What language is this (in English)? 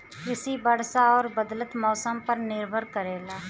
Bhojpuri